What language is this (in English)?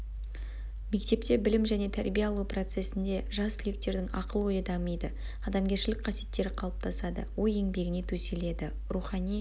Kazakh